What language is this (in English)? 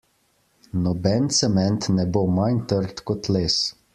Slovenian